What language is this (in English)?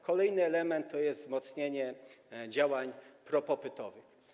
Polish